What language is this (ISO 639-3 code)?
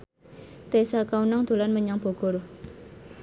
jav